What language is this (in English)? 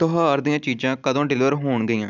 Punjabi